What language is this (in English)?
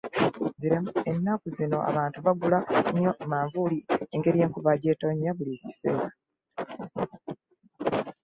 Ganda